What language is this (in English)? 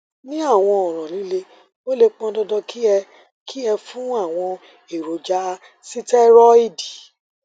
Yoruba